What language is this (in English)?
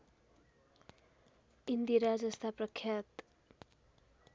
Nepali